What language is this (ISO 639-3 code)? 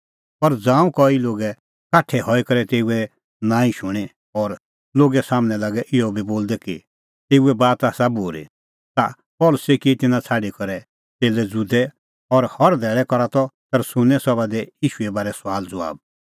kfx